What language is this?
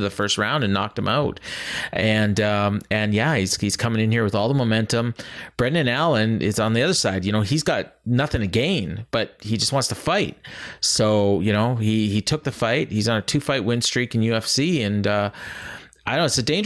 English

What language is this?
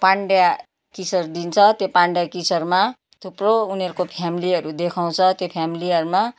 Nepali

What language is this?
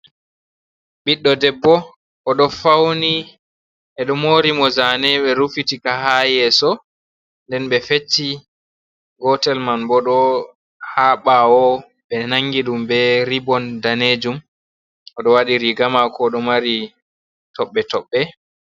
Fula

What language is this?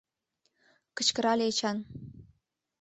Mari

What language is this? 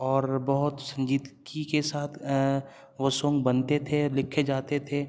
Urdu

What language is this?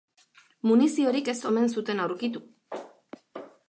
Basque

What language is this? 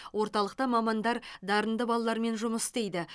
Kazakh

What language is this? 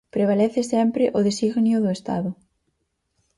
Galician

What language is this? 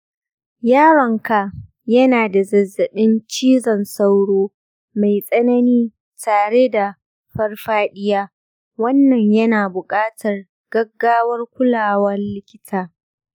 Hausa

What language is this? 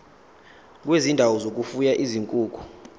Zulu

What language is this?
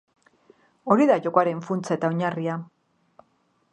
Basque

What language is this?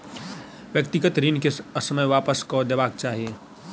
Maithili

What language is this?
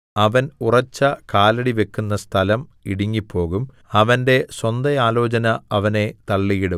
Malayalam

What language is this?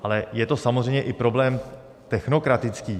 Czech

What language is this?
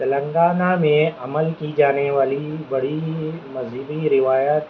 Urdu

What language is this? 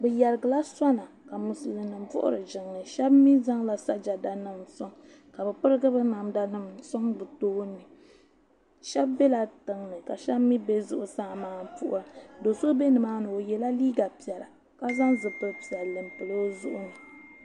Dagbani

